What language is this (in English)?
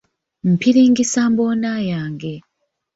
Ganda